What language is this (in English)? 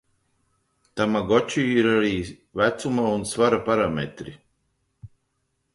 Latvian